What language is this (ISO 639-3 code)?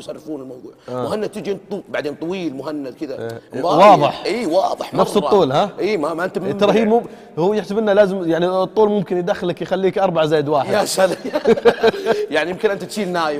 ara